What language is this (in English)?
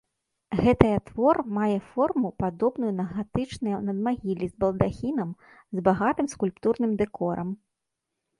Belarusian